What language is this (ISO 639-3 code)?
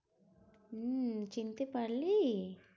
ben